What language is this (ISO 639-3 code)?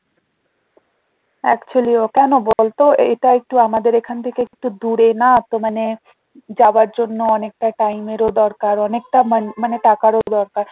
ben